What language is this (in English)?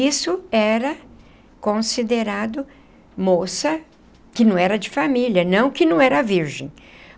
Portuguese